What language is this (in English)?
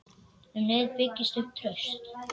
Icelandic